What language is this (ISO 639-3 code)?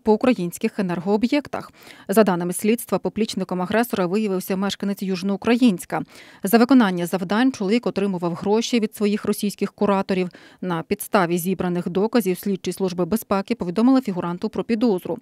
ukr